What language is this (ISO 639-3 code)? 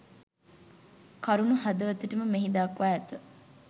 sin